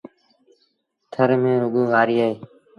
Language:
Sindhi Bhil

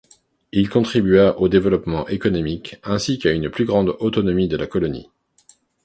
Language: French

